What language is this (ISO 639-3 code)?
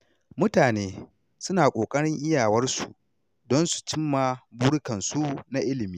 hau